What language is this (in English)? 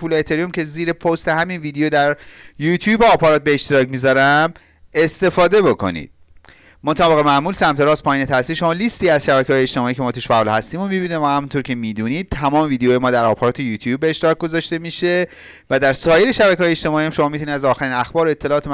Persian